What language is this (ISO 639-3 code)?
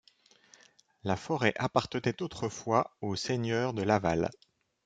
fra